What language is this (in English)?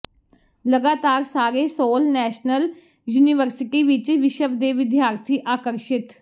Punjabi